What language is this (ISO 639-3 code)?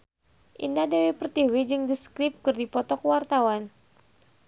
sun